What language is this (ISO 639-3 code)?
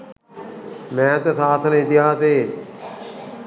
sin